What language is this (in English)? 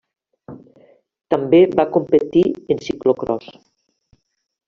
Catalan